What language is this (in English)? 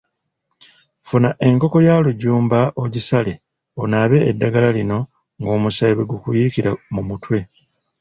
Ganda